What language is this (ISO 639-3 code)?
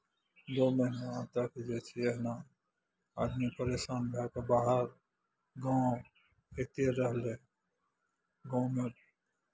mai